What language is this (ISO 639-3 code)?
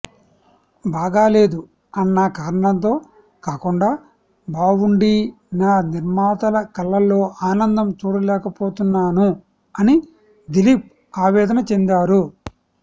tel